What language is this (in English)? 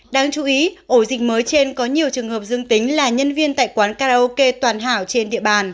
Vietnamese